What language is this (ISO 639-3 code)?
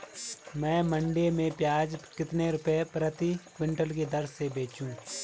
hin